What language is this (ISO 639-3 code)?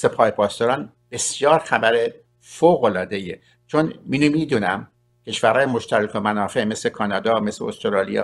fas